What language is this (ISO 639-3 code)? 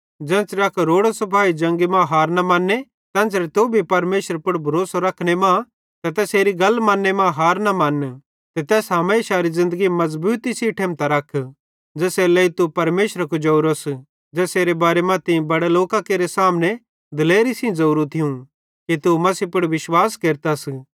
bhd